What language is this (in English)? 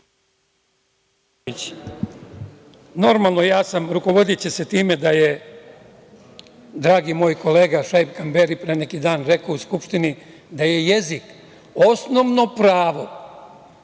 Serbian